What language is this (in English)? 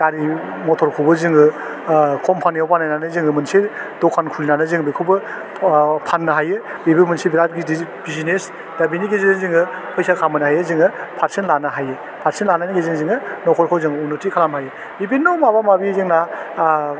Bodo